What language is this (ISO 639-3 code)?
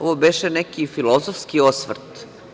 srp